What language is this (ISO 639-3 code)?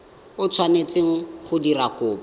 tsn